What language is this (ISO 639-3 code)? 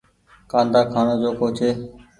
gig